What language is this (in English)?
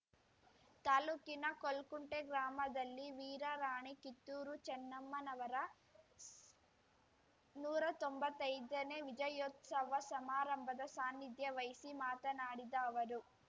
Kannada